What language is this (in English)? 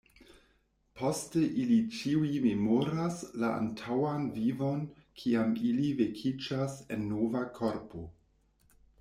Esperanto